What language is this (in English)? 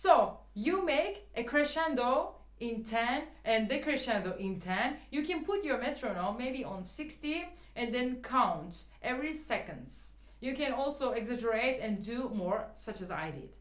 English